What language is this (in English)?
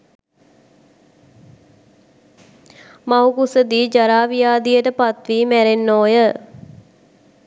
Sinhala